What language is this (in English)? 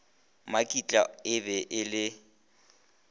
Northern Sotho